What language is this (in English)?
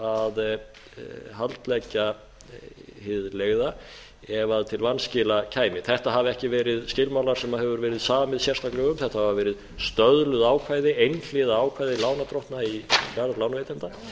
Icelandic